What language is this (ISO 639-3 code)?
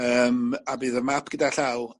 cym